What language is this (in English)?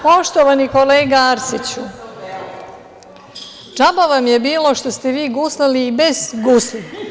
Serbian